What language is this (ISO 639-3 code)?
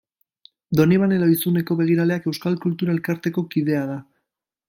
eus